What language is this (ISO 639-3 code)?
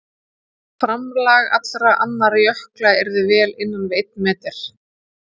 isl